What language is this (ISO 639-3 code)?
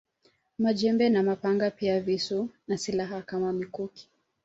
swa